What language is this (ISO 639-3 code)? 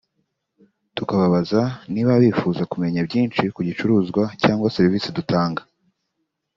kin